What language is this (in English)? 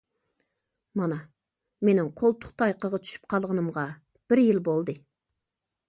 Uyghur